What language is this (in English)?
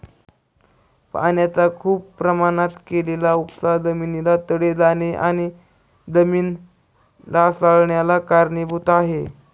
Marathi